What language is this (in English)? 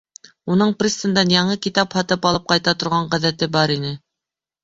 Bashkir